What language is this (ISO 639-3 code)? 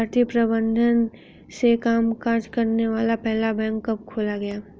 hin